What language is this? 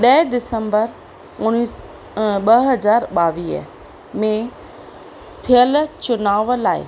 Sindhi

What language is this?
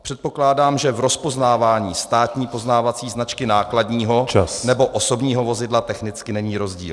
Czech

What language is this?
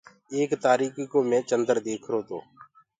Gurgula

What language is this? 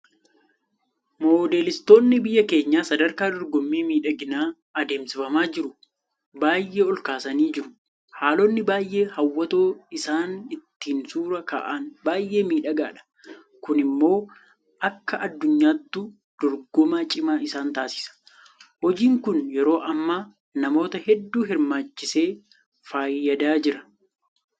Oromo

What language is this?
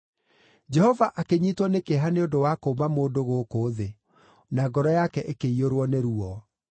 Kikuyu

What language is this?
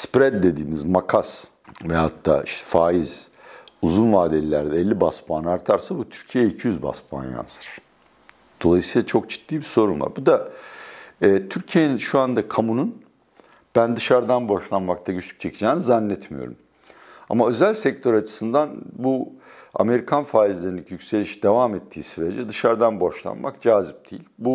Turkish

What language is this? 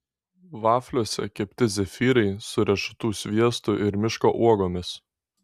Lithuanian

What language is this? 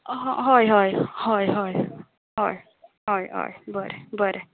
Konkani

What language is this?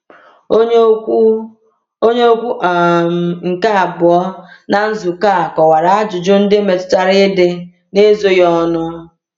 Igbo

